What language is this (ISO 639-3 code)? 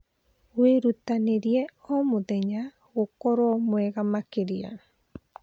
kik